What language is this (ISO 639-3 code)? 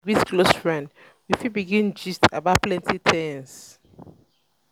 pcm